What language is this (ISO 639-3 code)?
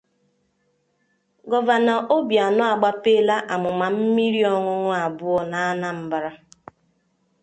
ibo